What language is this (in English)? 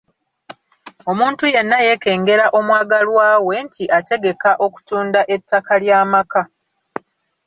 Ganda